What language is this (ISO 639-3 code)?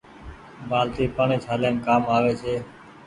gig